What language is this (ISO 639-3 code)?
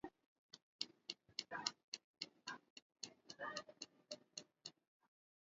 swa